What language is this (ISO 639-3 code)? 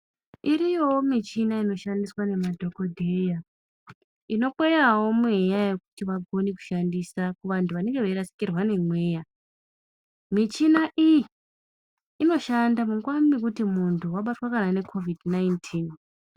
ndc